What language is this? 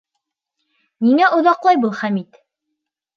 Bashkir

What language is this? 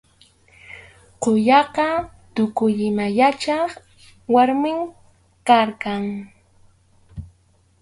Arequipa-La Unión Quechua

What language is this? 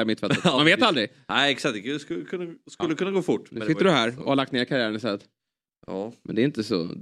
Swedish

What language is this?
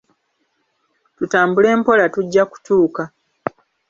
Ganda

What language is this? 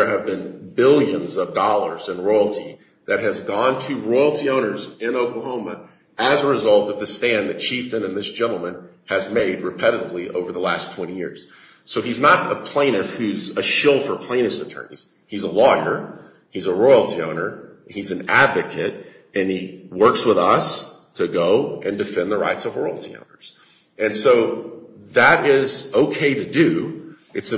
English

